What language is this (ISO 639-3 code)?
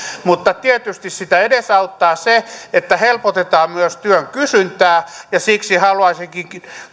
fin